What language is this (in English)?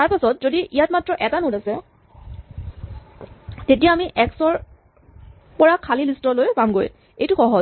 Assamese